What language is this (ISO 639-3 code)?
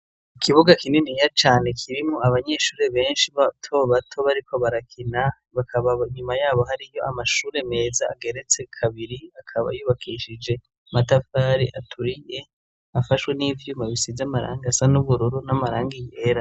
run